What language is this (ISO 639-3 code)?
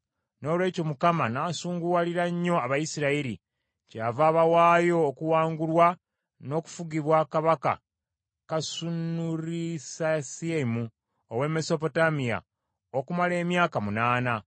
lug